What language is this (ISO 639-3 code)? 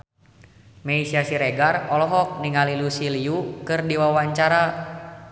sun